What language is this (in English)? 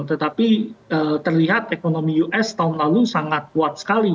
Indonesian